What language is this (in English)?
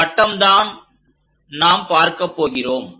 Tamil